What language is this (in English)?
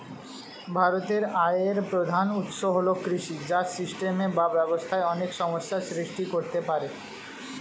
Bangla